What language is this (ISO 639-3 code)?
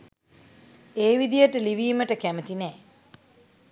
sin